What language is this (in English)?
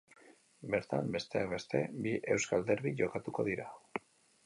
Basque